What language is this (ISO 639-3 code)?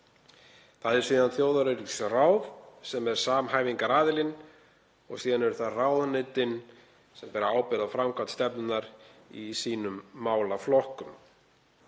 isl